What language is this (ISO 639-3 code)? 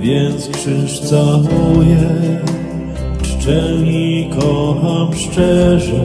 pol